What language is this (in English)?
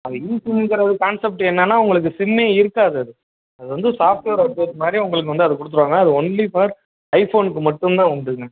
Tamil